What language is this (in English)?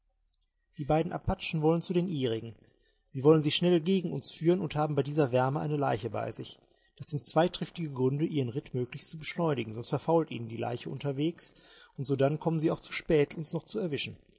German